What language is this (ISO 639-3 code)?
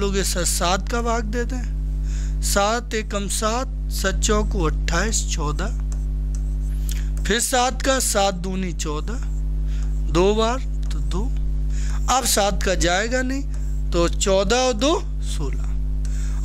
hin